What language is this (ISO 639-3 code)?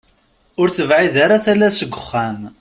kab